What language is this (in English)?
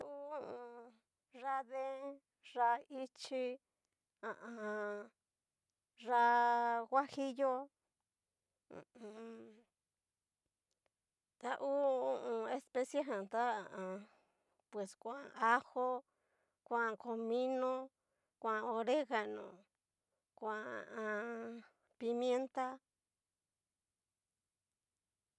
Cacaloxtepec Mixtec